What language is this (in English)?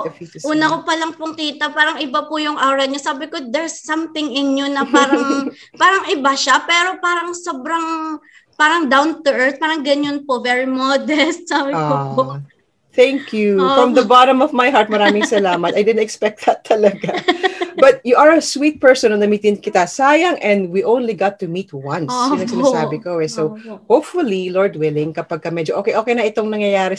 Filipino